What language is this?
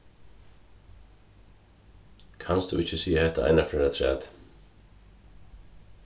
Faroese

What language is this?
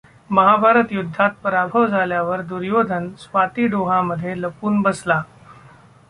Marathi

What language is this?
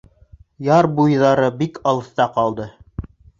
Bashkir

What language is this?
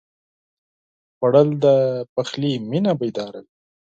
Pashto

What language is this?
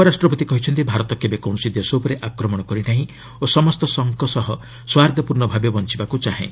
Odia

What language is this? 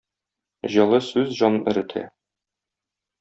Tatar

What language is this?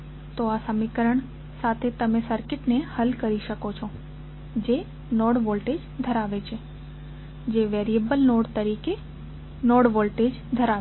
Gujarati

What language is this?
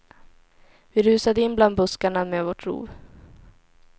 Swedish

